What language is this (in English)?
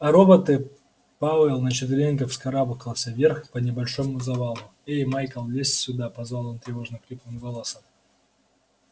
Russian